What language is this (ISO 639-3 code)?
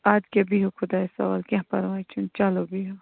kas